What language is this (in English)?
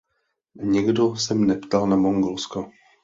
Czech